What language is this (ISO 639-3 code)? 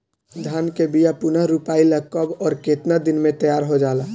bho